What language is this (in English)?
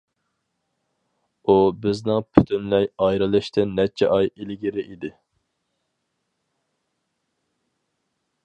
Uyghur